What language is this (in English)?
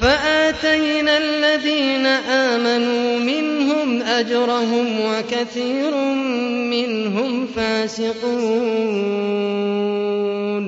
Arabic